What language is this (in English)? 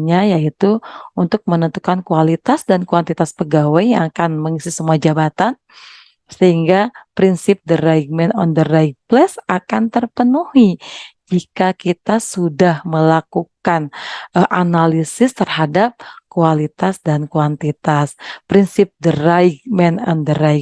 Indonesian